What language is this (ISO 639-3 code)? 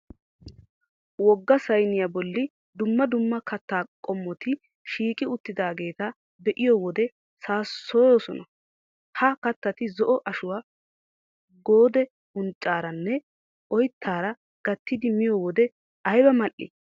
wal